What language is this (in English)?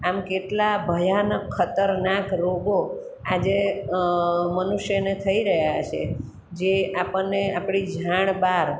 Gujarati